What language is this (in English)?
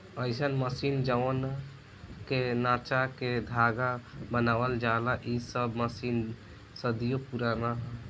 Bhojpuri